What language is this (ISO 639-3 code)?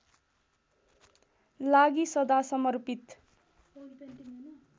nep